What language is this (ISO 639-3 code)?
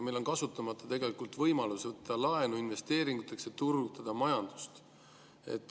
est